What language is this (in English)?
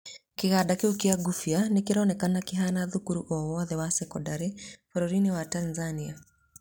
Kikuyu